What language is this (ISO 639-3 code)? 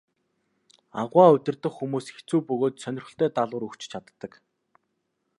mon